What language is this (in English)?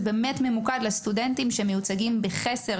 Hebrew